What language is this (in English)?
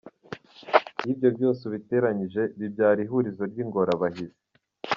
Kinyarwanda